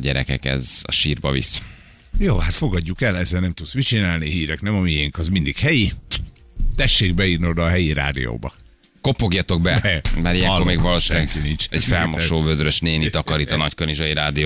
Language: Hungarian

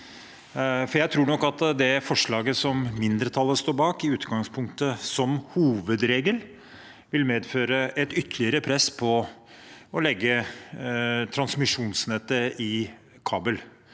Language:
Norwegian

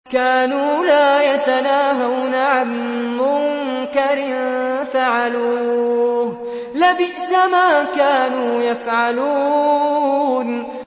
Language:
Arabic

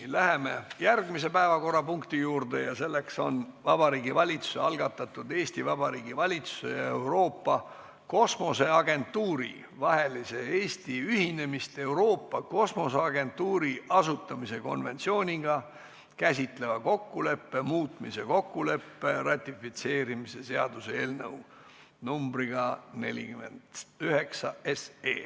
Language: Estonian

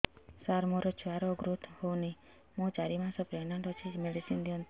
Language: Odia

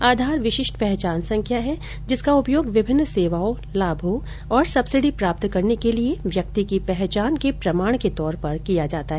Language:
Hindi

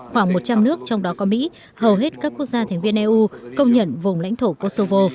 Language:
Vietnamese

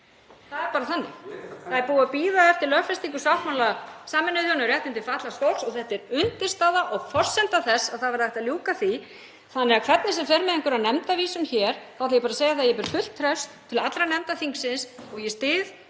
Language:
Icelandic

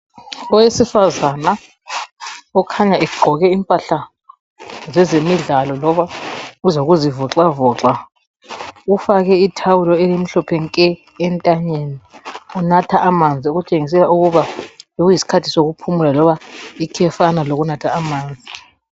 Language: North Ndebele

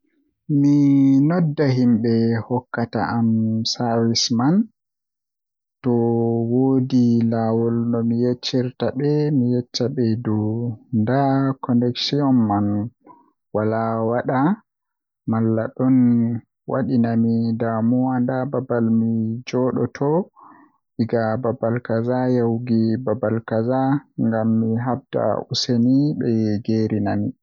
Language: Western Niger Fulfulde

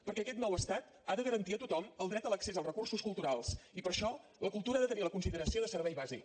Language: Catalan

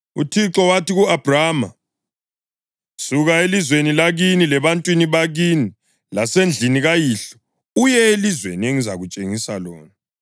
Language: North Ndebele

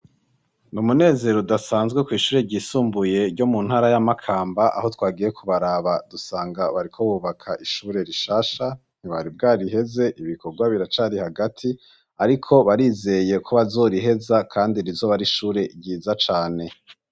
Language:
Rundi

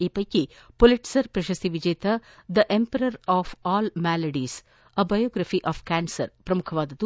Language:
Kannada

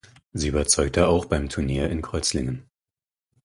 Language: German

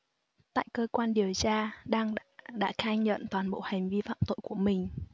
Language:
Vietnamese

